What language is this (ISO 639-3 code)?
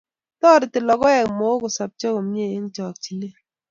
kln